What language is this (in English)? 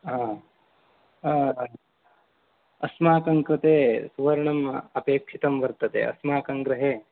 Sanskrit